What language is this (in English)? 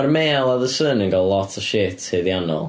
Welsh